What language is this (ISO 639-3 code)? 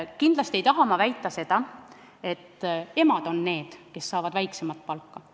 est